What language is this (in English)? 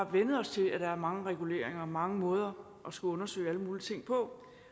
Danish